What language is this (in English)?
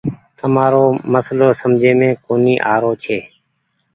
Goaria